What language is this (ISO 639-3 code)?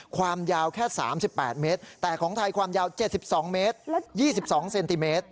tha